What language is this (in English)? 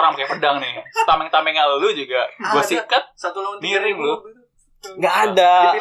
Indonesian